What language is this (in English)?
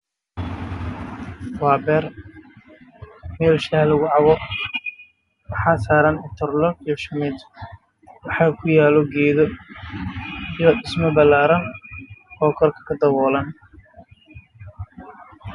Somali